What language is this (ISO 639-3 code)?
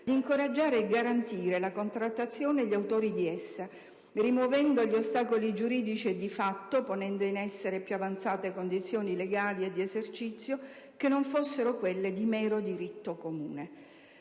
ita